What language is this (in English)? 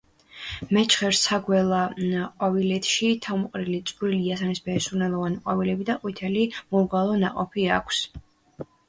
Georgian